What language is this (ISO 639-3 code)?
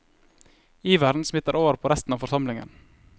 nor